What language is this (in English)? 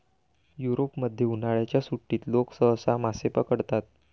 Marathi